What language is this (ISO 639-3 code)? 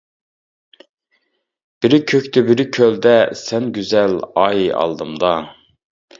uig